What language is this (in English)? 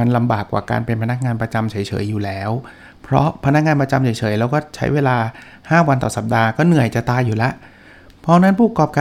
Thai